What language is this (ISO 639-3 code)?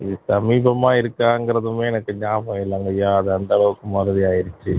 tam